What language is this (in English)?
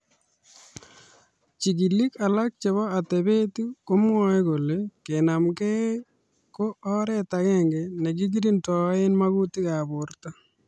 Kalenjin